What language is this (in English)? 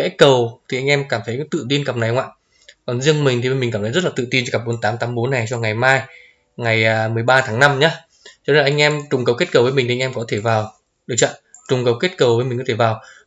Vietnamese